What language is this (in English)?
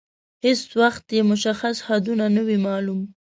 Pashto